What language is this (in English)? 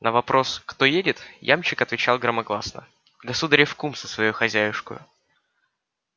Russian